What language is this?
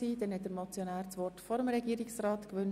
Swiss German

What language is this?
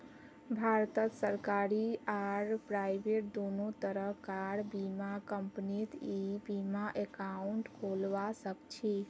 Magahi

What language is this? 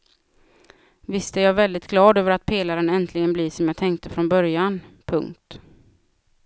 Swedish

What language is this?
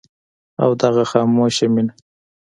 Pashto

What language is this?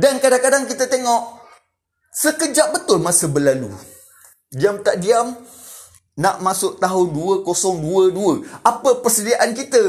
Malay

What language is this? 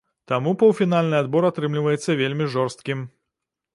Belarusian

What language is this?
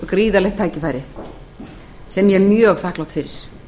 Icelandic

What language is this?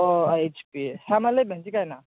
Santali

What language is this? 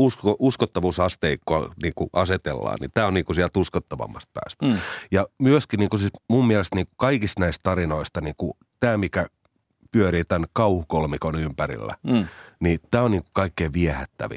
Finnish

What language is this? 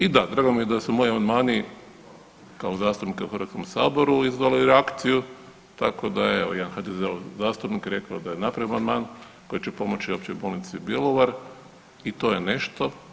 Croatian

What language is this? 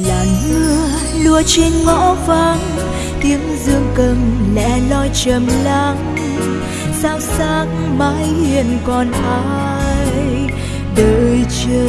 Vietnamese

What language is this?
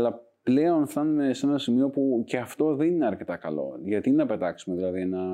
Greek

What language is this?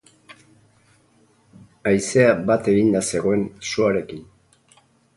Basque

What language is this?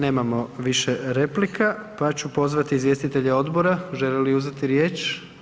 Croatian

